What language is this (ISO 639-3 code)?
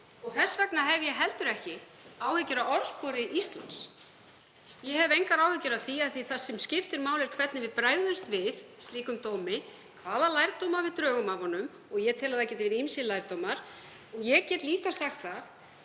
isl